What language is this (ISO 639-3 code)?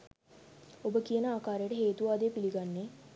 sin